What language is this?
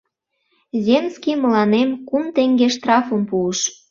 Mari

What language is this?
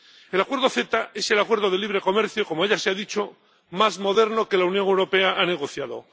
Spanish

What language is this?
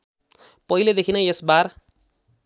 Nepali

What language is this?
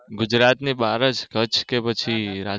Gujarati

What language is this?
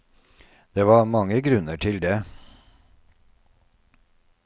Norwegian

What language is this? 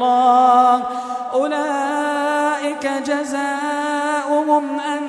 Arabic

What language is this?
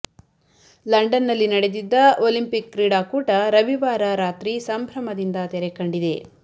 Kannada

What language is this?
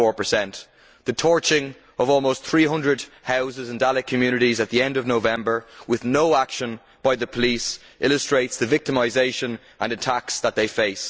English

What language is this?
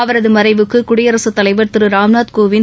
Tamil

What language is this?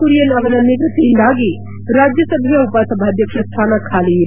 Kannada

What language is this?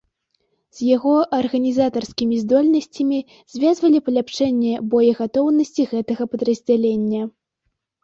Belarusian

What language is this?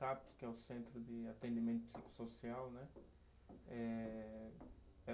Portuguese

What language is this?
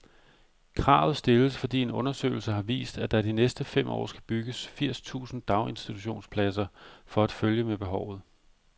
Danish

